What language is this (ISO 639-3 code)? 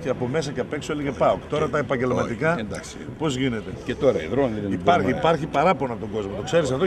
ell